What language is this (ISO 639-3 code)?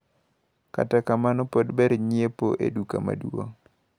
luo